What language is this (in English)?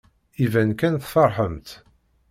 Kabyle